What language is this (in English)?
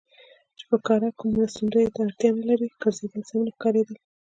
Pashto